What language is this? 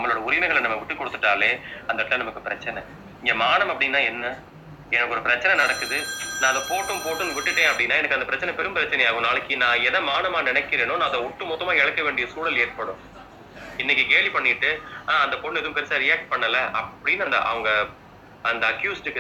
Tamil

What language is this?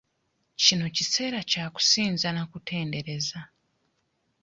Ganda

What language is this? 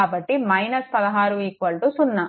Telugu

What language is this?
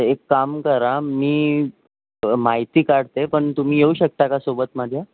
Marathi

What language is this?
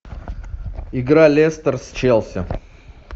Russian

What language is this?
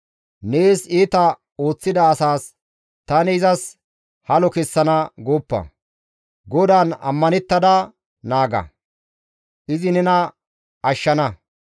Gamo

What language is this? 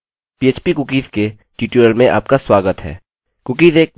Hindi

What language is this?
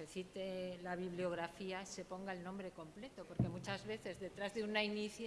Spanish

